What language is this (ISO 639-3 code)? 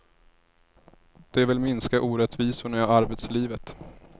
swe